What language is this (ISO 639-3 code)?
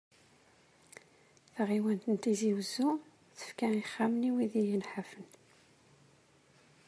kab